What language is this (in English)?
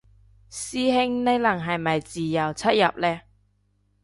Cantonese